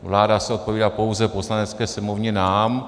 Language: Czech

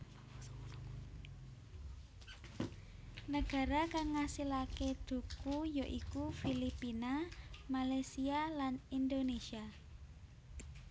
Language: Javanese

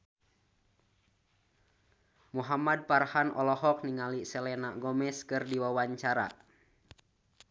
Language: Sundanese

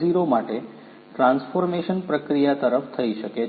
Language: Gujarati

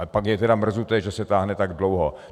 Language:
Czech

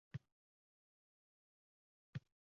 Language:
Uzbek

